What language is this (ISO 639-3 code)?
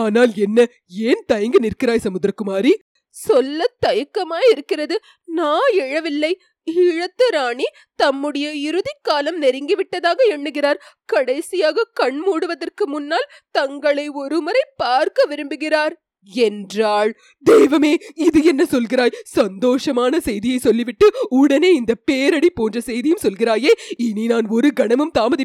tam